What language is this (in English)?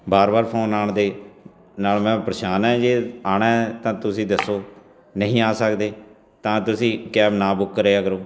Punjabi